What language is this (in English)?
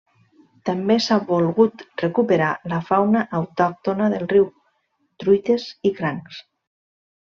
Catalan